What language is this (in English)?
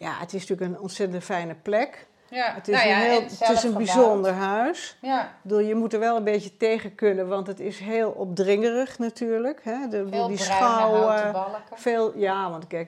Dutch